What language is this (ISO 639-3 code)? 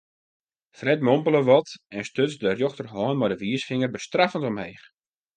fry